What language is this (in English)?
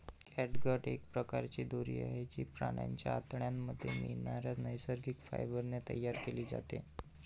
Marathi